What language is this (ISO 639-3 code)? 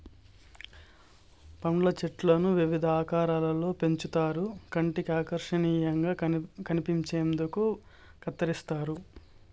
tel